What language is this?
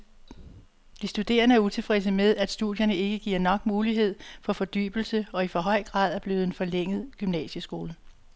Danish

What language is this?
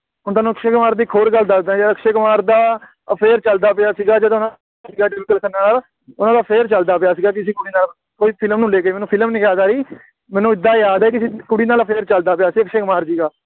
Punjabi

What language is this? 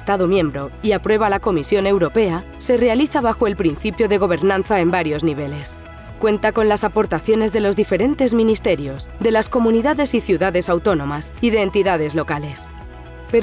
Spanish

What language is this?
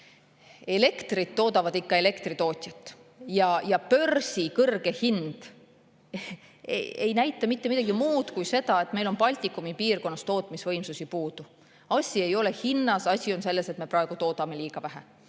Estonian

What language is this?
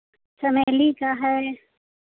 Hindi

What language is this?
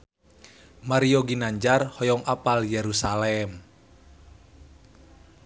Sundanese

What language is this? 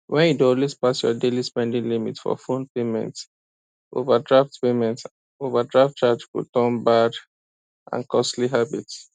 Nigerian Pidgin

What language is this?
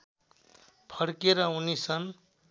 Nepali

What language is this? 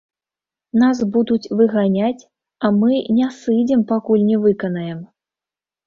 Belarusian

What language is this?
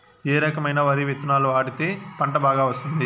Telugu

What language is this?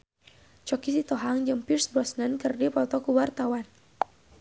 Sundanese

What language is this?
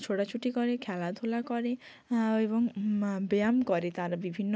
Bangla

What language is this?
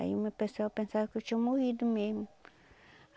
Portuguese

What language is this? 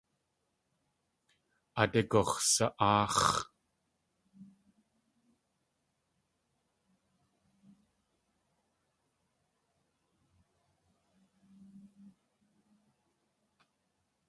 Tlingit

